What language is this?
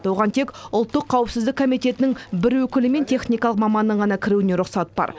Kazakh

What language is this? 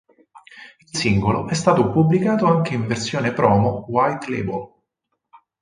Italian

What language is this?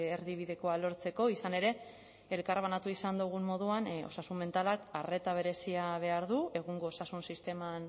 Basque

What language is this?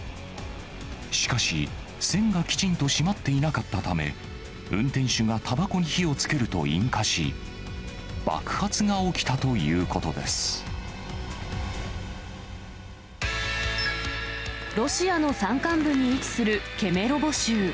Japanese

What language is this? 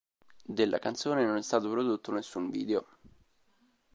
Italian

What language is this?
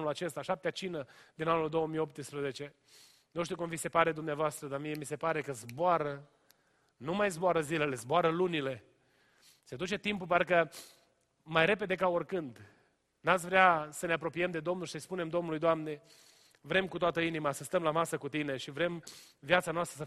Romanian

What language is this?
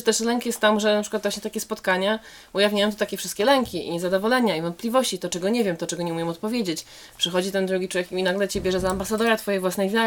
Polish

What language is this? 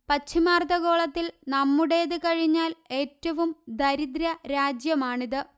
Malayalam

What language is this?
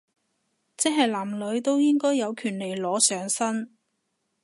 Cantonese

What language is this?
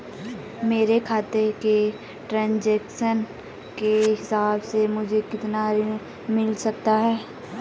Hindi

